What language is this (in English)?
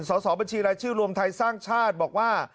Thai